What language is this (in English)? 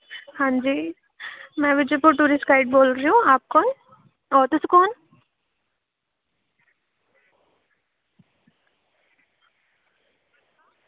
Dogri